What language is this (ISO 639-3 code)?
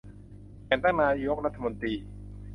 tha